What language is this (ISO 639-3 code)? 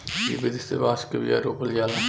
bho